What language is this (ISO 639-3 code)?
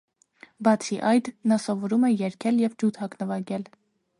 hye